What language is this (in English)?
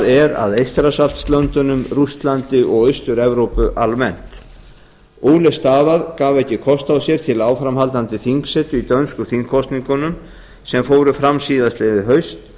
Icelandic